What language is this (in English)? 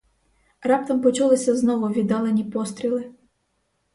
Ukrainian